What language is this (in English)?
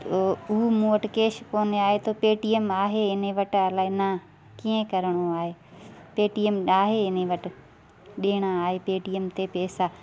Sindhi